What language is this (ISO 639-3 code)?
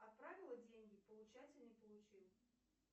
rus